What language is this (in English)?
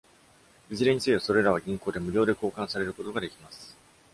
Japanese